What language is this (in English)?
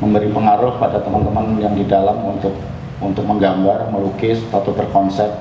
Indonesian